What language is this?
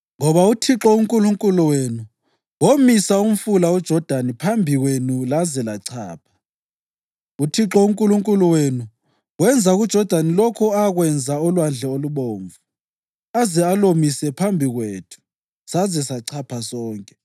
North Ndebele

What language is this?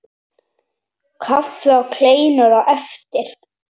Icelandic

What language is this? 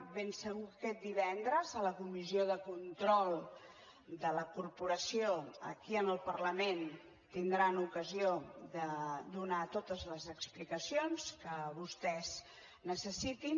Catalan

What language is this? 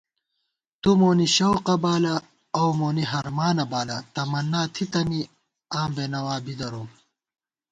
Gawar-Bati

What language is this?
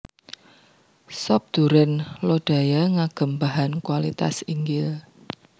Javanese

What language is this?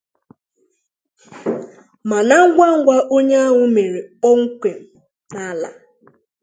Igbo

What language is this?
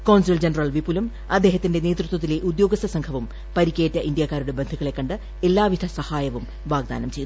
Malayalam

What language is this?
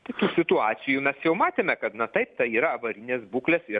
Lithuanian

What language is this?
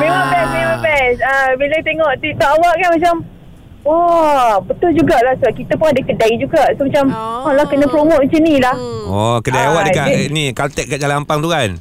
Malay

